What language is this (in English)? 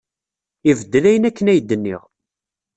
Kabyle